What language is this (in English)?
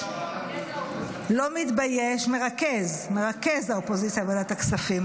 Hebrew